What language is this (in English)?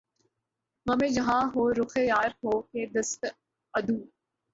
Urdu